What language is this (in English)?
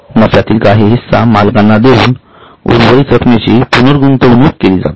Marathi